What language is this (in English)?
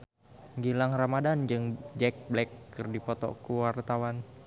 Sundanese